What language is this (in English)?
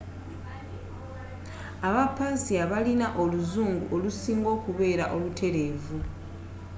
Ganda